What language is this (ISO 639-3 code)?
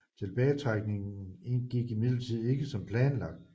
dan